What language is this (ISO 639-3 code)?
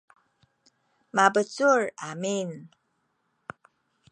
szy